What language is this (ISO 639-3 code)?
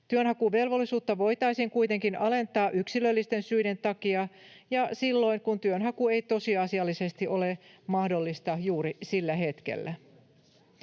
fin